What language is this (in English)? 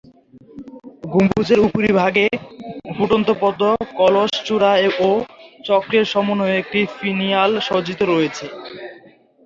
Bangla